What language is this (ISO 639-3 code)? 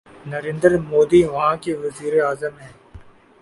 urd